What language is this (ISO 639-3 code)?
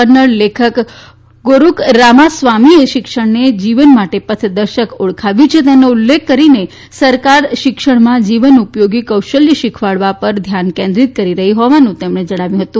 guj